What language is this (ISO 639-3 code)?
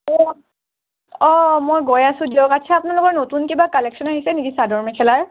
asm